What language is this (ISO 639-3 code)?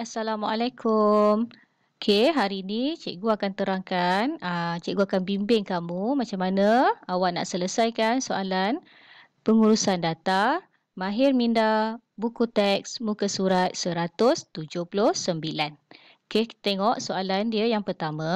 msa